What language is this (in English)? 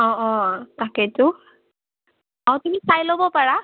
Assamese